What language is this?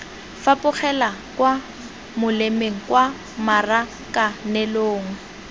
Tswana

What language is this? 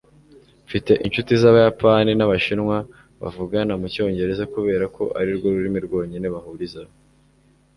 Kinyarwanda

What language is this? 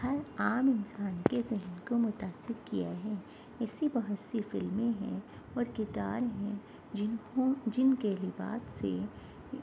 Urdu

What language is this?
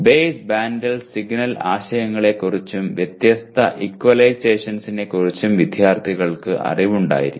Malayalam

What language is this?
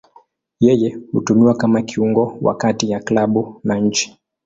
Swahili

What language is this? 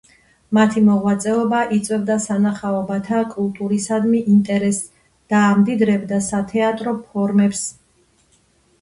Georgian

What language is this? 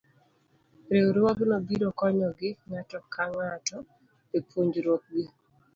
Luo (Kenya and Tanzania)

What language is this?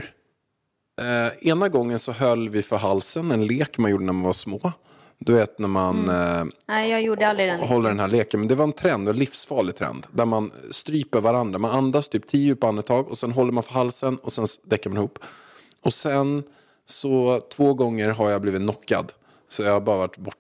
Swedish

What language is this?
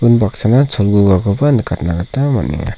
Garo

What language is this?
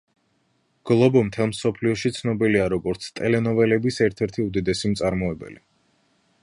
Georgian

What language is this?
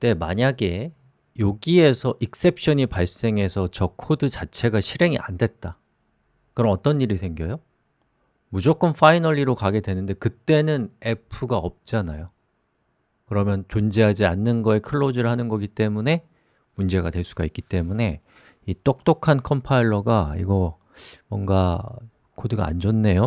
Korean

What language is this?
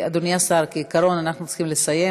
Hebrew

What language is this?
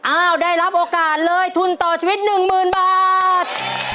Thai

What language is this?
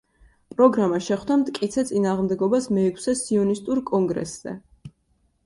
Georgian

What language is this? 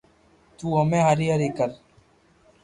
Loarki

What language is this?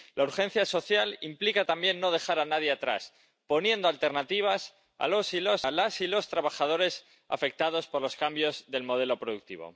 Spanish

